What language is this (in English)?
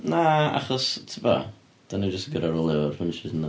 Welsh